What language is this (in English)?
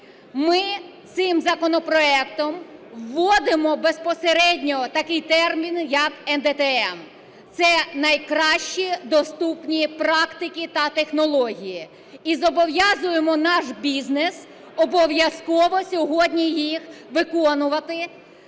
Ukrainian